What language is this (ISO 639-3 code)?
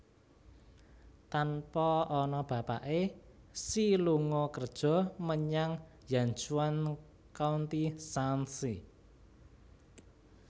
jav